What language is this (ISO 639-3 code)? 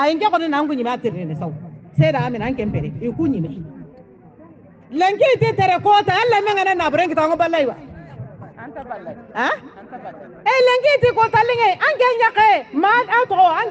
por